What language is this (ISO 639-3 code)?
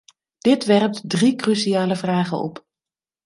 nld